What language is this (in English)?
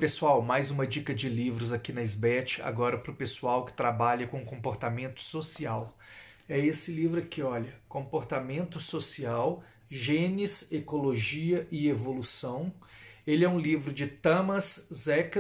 Portuguese